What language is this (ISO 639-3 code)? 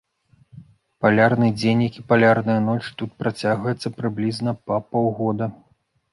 bel